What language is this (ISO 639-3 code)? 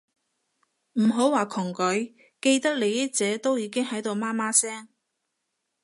yue